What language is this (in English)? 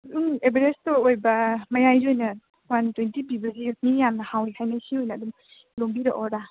Manipuri